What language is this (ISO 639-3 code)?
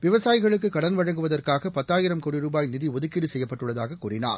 tam